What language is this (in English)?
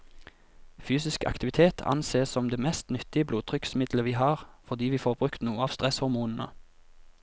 Norwegian